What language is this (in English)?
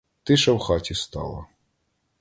Ukrainian